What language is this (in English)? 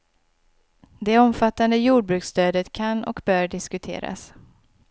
Swedish